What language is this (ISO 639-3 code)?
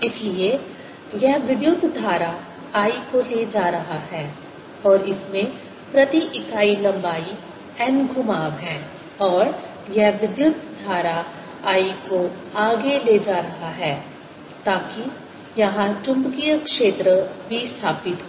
hin